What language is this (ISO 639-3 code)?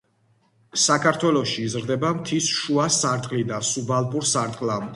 kat